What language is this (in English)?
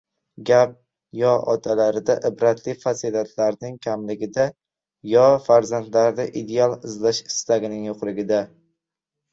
Uzbek